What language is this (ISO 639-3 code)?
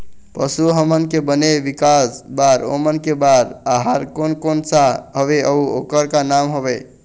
hne